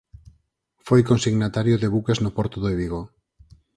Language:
Galician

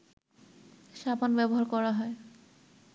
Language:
Bangla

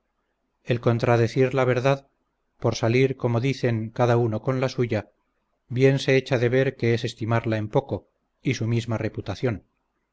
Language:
Spanish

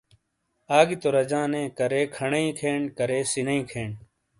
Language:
Shina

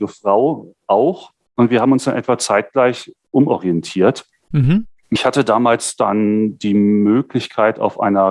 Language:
German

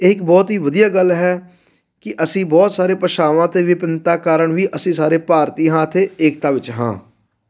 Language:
Punjabi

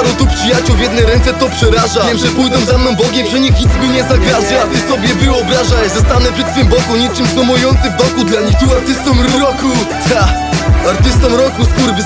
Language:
Polish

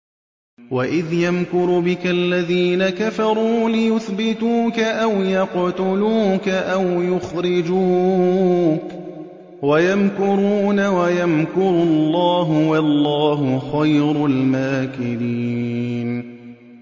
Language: Arabic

